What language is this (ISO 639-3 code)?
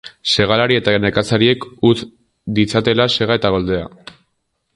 eus